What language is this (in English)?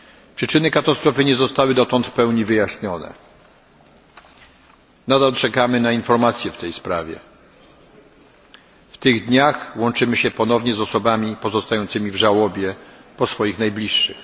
Polish